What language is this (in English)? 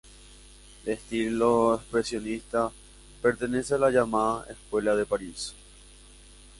Spanish